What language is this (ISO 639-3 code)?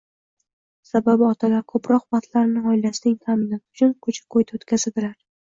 uzb